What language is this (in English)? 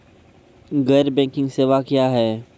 Maithili